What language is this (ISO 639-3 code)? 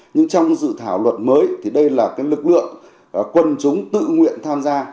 vie